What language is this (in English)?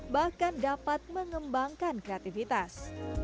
Indonesian